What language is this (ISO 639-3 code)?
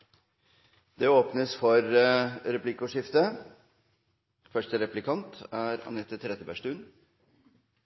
nor